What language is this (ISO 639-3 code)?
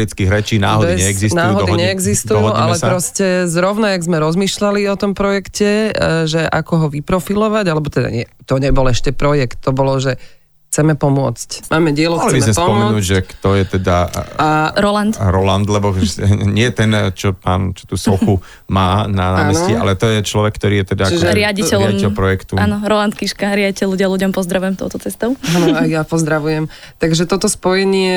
slk